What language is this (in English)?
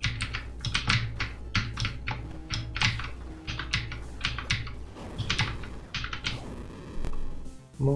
Portuguese